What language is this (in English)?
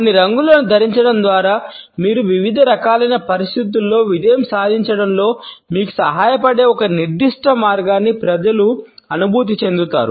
Telugu